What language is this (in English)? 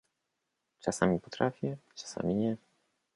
Polish